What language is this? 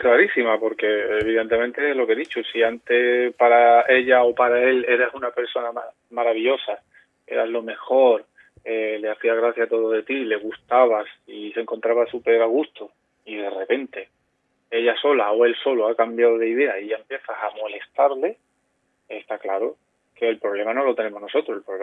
Spanish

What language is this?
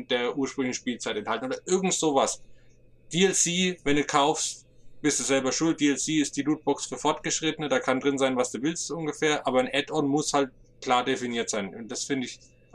German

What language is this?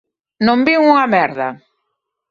Galician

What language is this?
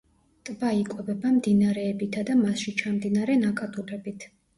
Georgian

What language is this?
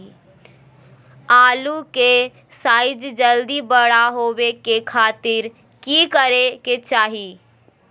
Magahi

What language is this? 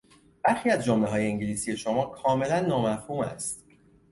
Persian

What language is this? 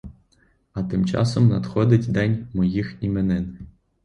Ukrainian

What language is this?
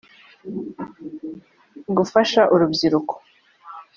Kinyarwanda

